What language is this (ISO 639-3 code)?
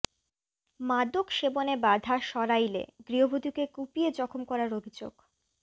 ben